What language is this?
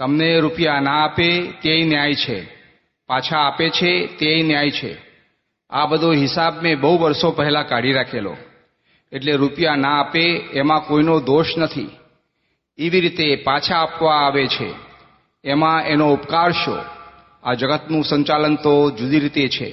Gujarati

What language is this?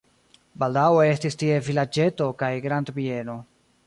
Esperanto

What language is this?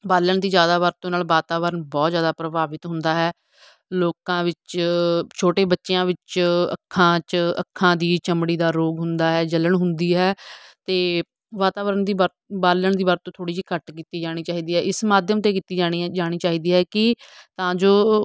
Punjabi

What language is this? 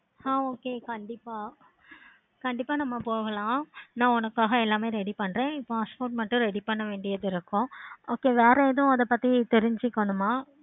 Tamil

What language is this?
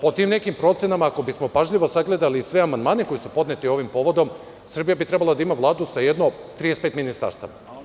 Serbian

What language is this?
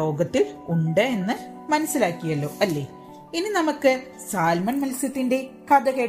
Malayalam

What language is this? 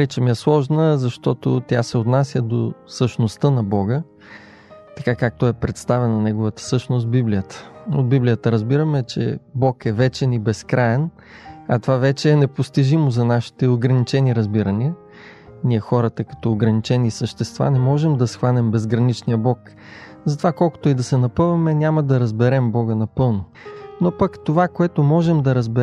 Bulgarian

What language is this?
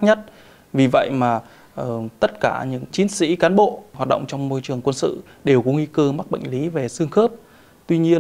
Vietnamese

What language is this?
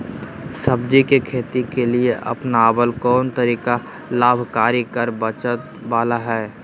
Magahi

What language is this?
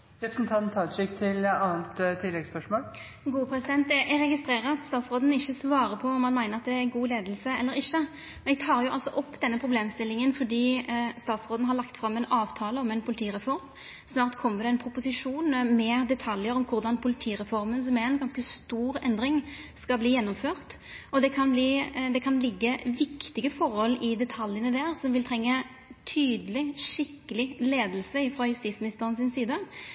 Norwegian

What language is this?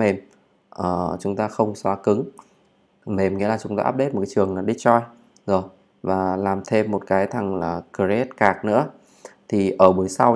Vietnamese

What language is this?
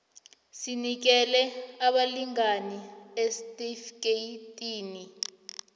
South Ndebele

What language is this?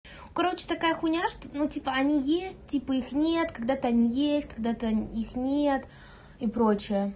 Russian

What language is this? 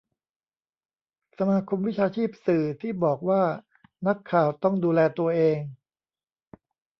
Thai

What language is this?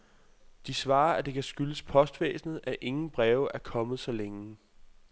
Danish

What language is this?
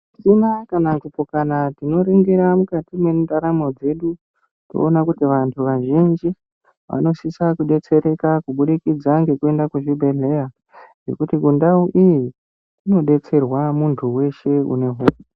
Ndau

